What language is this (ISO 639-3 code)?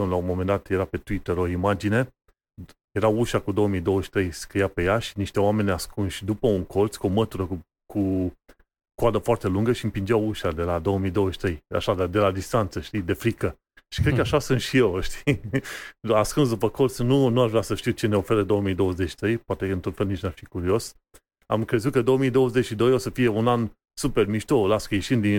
ron